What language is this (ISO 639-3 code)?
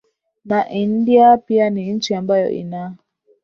swa